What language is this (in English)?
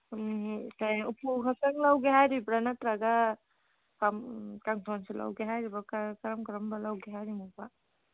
Manipuri